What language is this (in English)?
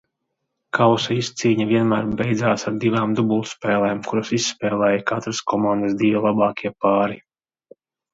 Latvian